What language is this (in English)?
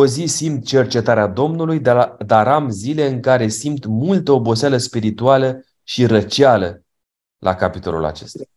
Romanian